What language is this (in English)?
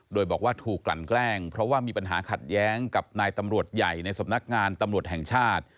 Thai